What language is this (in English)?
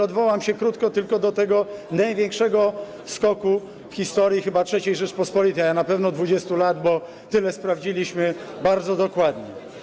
Polish